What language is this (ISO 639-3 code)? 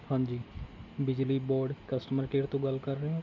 pan